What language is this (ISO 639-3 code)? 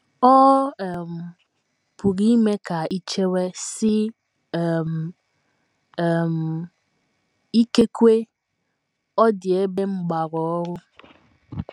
ibo